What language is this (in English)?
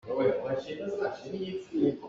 Hakha Chin